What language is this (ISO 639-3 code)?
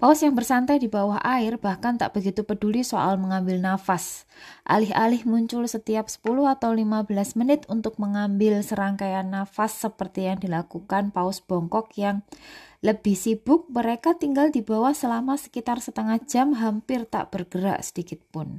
ind